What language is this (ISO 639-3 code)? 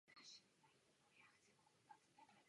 ces